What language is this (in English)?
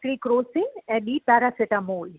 Sindhi